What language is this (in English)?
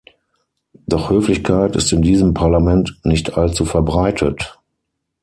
German